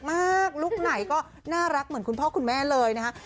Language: Thai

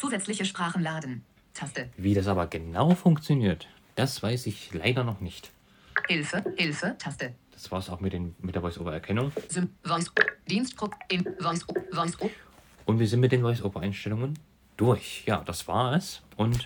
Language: German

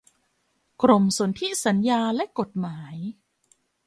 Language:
Thai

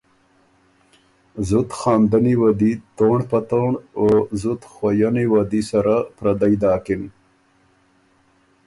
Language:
Ormuri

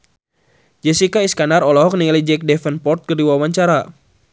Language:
Sundanese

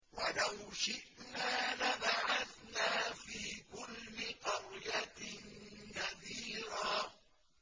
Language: Arabic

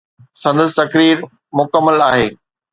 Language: Sindhi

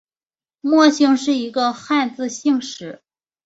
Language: Chinese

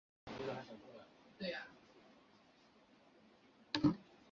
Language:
Chinese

